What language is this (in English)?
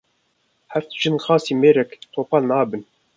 Kurdish